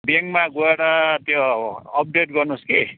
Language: Nepali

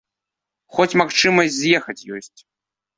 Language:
Belarusian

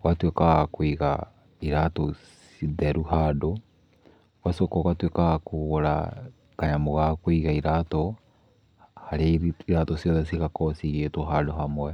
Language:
Kikuyu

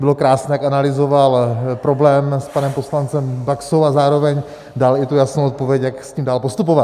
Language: Czech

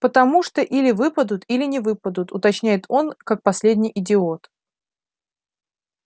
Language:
Russian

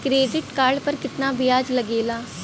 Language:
Bhojpuri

